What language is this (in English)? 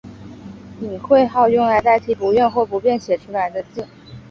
Chinese